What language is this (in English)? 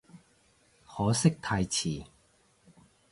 Cantonese